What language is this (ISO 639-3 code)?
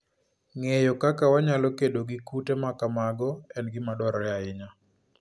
luo